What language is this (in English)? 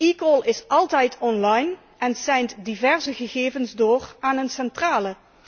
Dutch